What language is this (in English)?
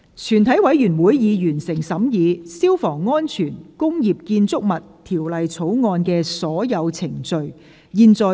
Cantonese